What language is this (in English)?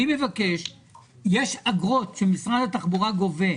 Hebrew